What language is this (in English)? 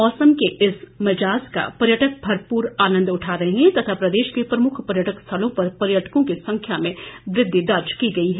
Hindi